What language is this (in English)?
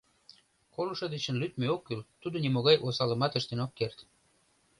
Mari